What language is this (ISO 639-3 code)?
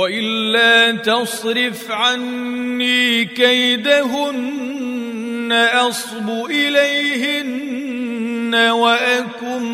ara